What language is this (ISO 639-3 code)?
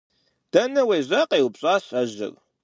kbd